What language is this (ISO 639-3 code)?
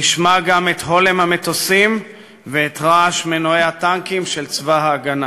heb